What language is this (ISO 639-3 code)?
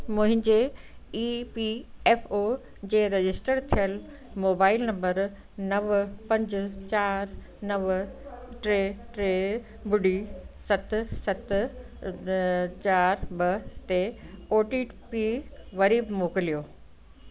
snd